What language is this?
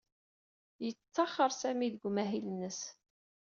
Kabyle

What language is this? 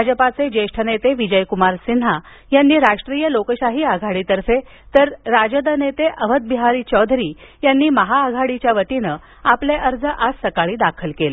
Marathi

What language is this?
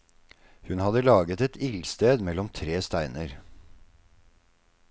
Norwegian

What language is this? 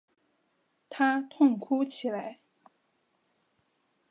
Chinese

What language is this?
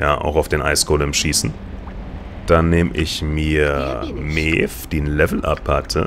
German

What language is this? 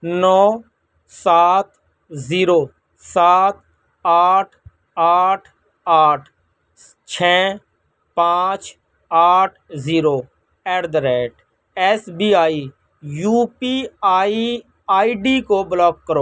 Urdu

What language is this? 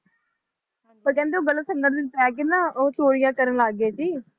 Punjabi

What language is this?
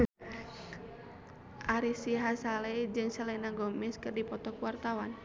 Sundanese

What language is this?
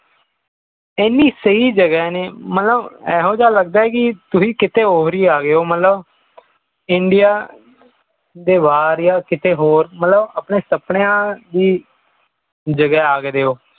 Punjabi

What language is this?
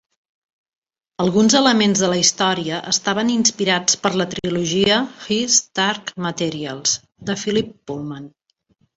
Catalan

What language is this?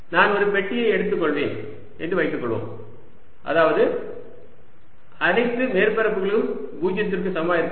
Tamil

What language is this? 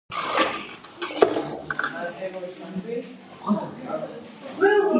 Georgian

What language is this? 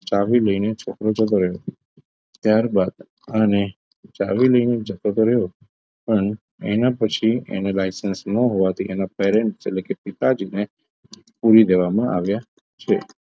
Gujarati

